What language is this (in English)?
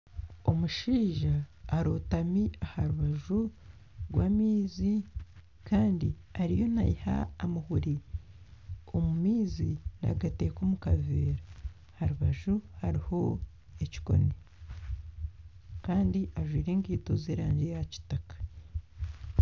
Nyankole